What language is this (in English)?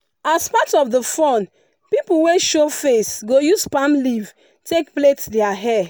Nigerian Pidgin